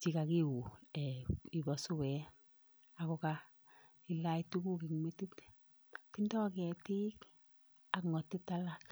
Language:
Kalenjin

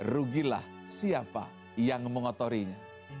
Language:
Indonesian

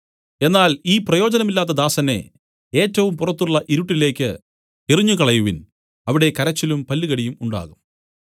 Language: Malayalam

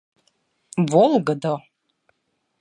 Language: Mari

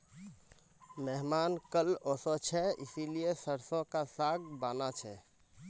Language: Magahi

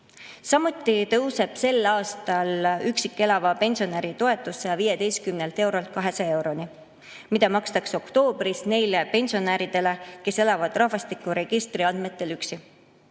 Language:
Estonian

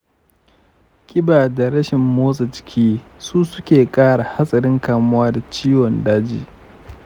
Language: Hausa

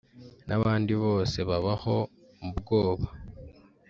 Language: Kinyarwanda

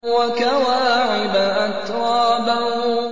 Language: Arabic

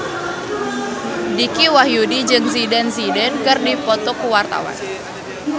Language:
Sundanese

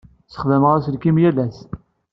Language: Kabyle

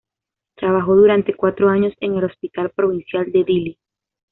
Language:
Spanish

